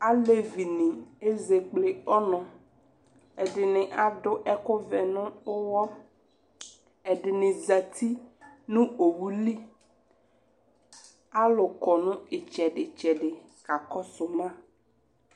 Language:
Ikposo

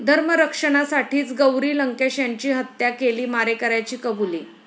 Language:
Marathi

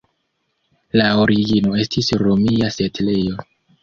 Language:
Esperanto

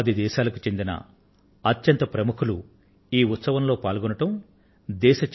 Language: Telugu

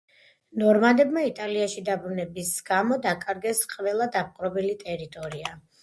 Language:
Georgian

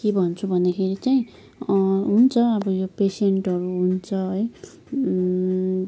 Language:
Nepali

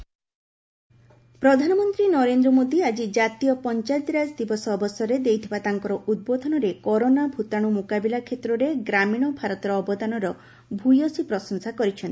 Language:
Odia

